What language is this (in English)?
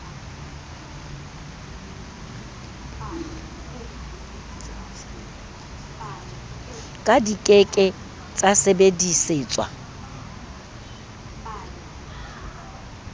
Southern Sotho